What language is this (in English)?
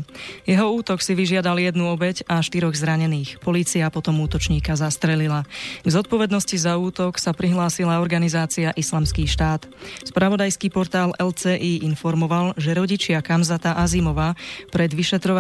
Slovak